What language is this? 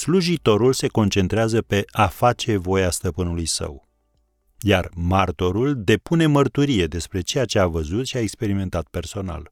Romanian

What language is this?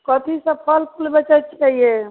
Maithili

